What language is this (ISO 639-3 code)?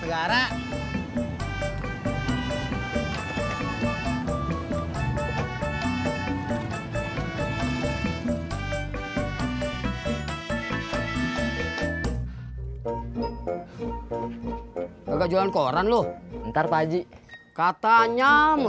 ind